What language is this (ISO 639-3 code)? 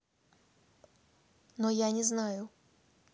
rus